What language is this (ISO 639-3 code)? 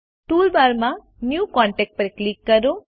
guj